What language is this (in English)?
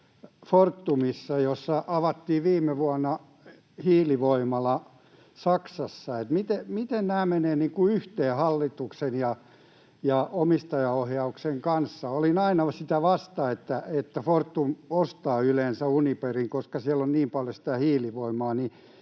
Finnish